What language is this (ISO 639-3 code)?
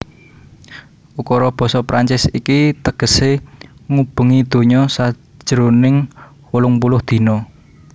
jav